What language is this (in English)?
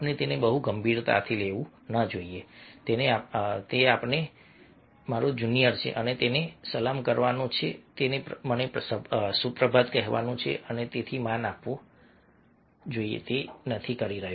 Gujarati